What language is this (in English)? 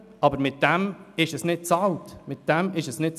Swiss German